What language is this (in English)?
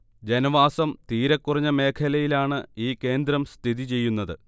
Malayalam